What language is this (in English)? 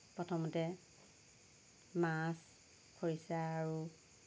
Assamese